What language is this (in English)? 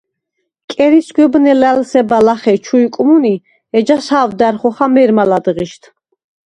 Svan